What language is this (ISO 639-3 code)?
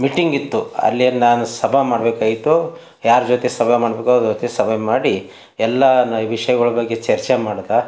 kan